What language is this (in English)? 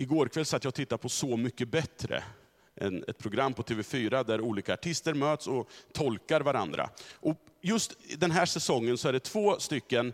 Swedish